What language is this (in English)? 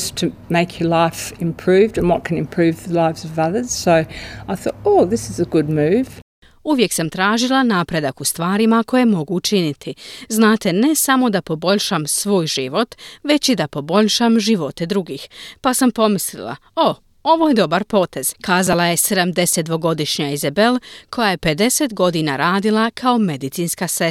Croatian